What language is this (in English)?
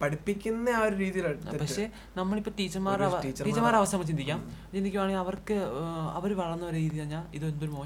Malayalam